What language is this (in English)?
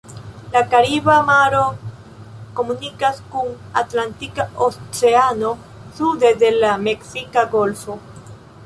Esperanto